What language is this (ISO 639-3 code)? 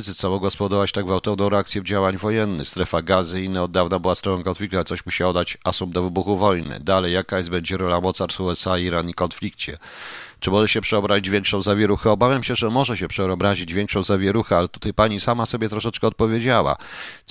pol